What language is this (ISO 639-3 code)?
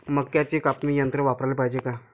mar